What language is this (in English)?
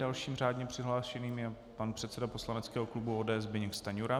Czech